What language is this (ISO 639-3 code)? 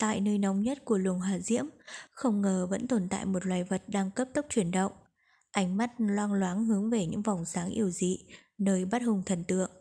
vie